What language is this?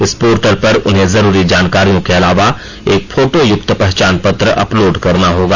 Hindi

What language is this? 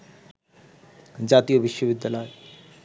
Bangla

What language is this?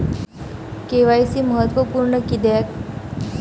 Marathi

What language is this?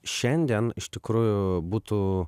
Lithuanian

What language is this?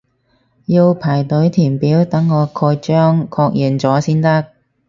Cantonese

